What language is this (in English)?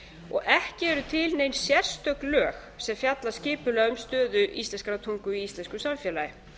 Icelandic